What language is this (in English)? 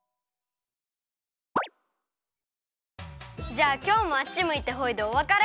Japanese